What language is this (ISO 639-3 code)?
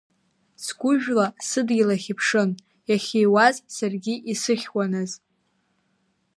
abk